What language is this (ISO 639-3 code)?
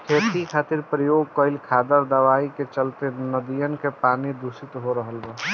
bho